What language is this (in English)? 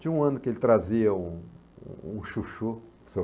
Portuguese